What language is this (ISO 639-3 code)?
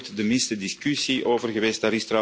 nld